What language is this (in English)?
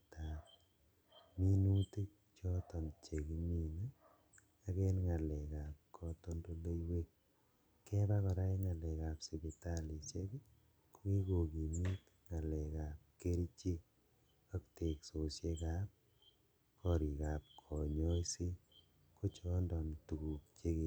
Kalenjin